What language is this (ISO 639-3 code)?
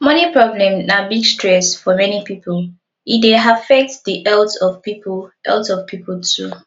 pcm